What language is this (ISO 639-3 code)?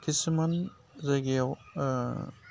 brx